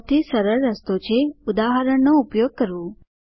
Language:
Gujarati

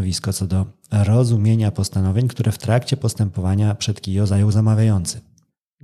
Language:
Polish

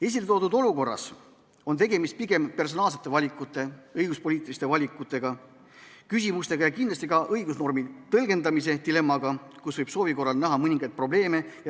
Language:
Estonian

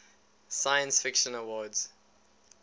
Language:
English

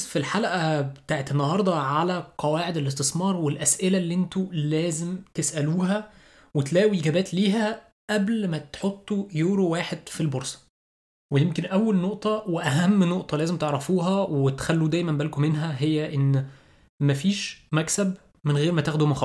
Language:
Arabic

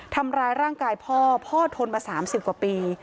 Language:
Thai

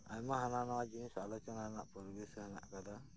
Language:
Santali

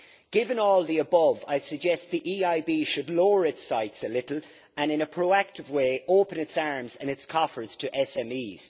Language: English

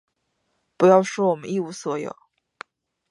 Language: Chinese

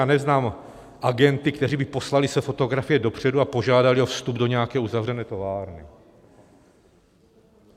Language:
Czech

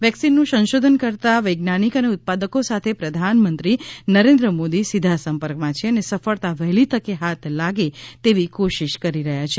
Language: Gujarati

